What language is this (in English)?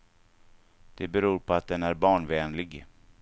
Swedish